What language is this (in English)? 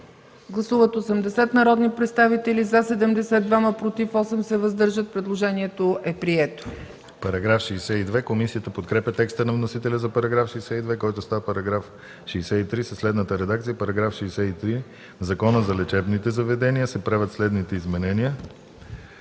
Bulgarian